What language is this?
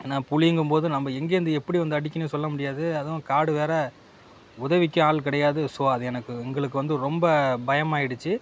Tamil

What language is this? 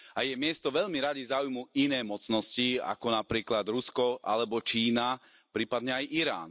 Slovak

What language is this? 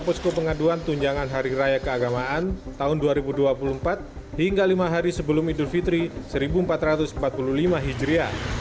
Indonesian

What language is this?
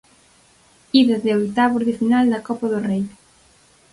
Galician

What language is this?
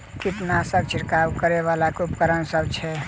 Maithili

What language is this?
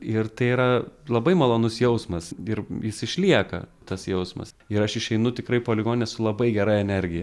Lithuanian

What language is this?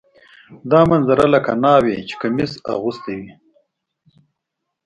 Pashto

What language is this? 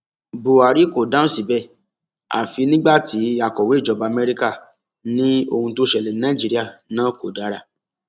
Yoruba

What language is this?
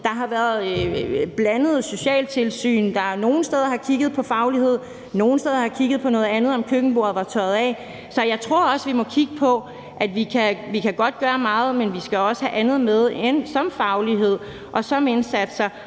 Danish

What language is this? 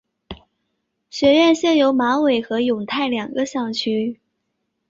Chinese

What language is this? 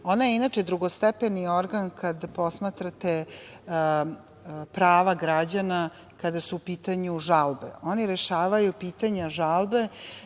Serbian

